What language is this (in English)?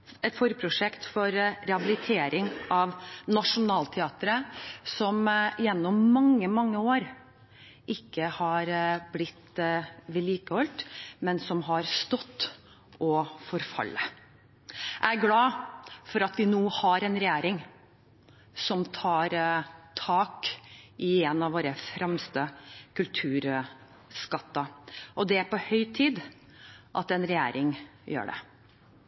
Norwegian Bokmål